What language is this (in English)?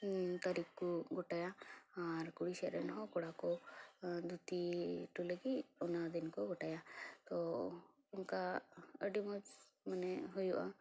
Santali